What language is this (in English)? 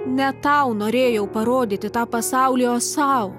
Lithuanian